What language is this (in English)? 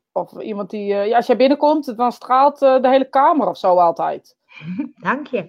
Dutch